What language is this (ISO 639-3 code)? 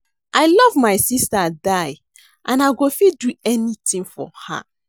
pcm